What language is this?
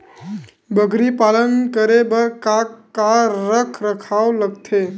Chhattisgarhi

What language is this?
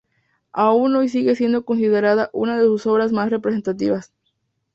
Spanish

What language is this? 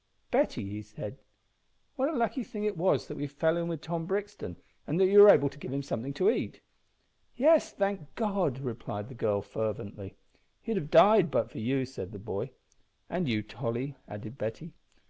English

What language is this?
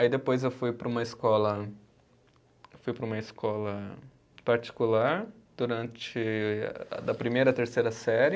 Portuguese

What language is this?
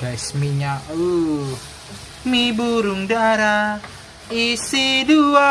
Indonesian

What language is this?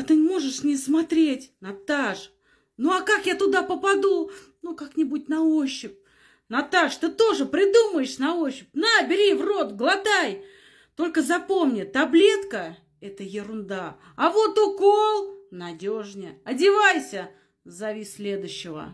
Russian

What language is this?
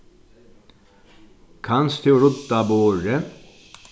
Faroese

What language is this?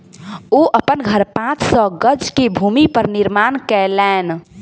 Maithili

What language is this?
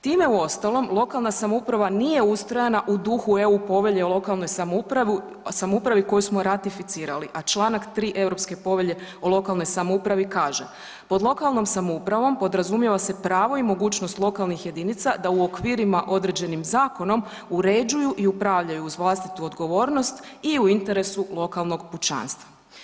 Croatian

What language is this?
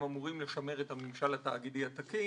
Hebrew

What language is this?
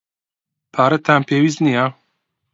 Central Kurdish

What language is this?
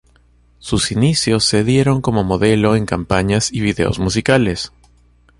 Spanish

